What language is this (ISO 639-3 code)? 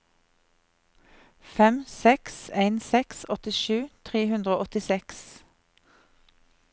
nor